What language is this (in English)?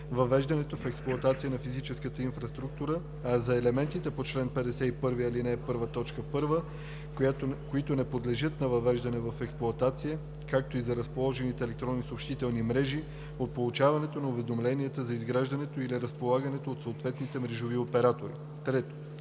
Bulgarian